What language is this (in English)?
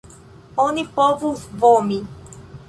Esperanto